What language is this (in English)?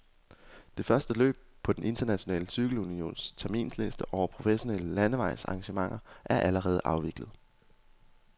Danish